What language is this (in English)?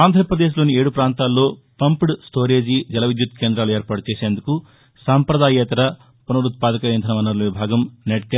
Telugu